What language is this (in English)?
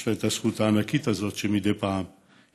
Hebrew